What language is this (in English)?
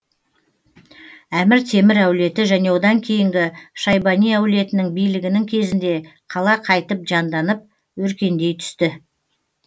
Kazakh